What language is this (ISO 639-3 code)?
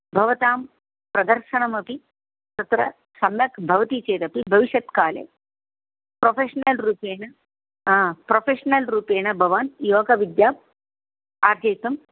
san